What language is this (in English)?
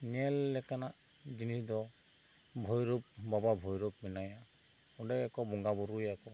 Santali